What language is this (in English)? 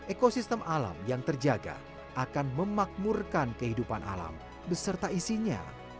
Indonesian